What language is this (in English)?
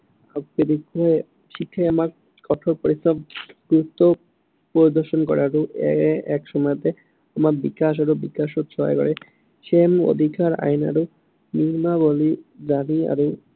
Assamese